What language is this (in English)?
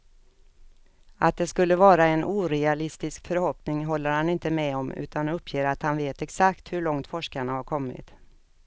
Swedish